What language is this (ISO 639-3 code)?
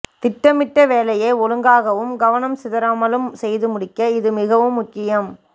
tam